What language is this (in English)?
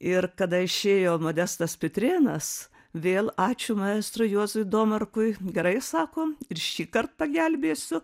Lithuanian